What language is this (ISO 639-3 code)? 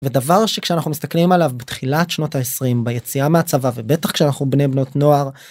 heb